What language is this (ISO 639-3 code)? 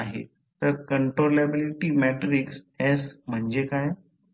mar